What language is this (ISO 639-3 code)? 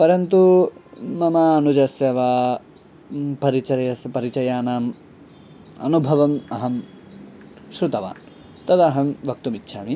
san